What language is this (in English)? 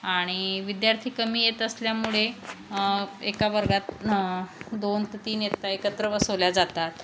Marathi